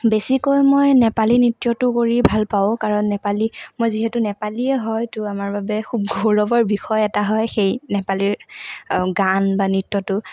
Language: Assamese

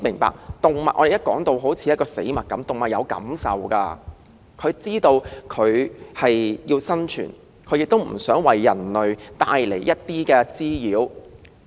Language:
Cantonese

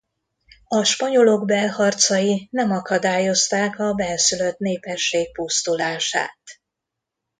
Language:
Hungarian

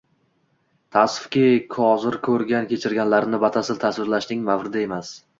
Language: Uzbek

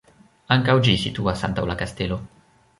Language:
Esperanto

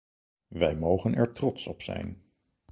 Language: Dutch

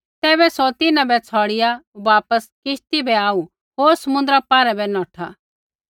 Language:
Kullu Pahari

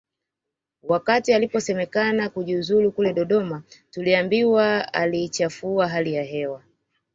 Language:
Swahili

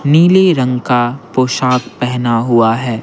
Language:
Hindi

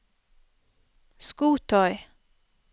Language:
Norwegian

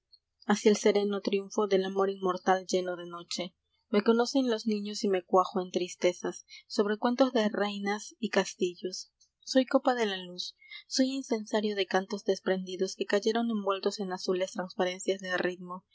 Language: Spanish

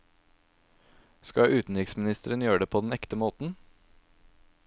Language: Norwegian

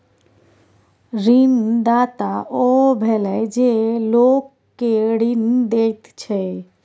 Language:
Maithili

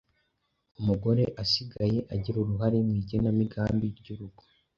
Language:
Kinyarwanda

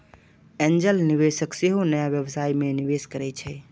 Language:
Maithili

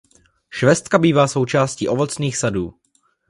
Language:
Czech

